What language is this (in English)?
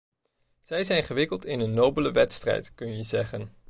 Dutch